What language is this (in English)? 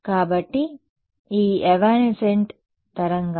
Telugu